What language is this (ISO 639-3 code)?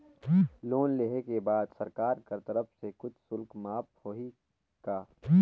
hne